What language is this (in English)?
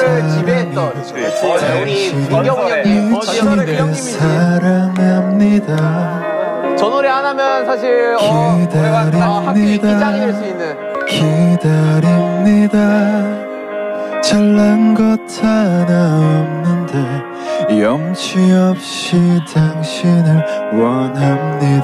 Korean